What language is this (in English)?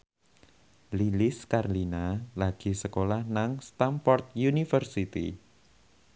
Javanese